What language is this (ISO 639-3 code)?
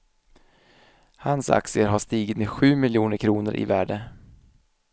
swe